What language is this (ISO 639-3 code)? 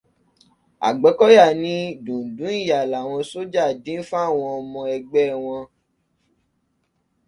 yor